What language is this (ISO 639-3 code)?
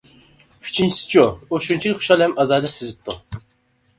uig